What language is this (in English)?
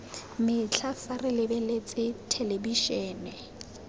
Tswana